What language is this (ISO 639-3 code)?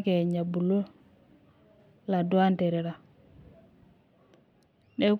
mas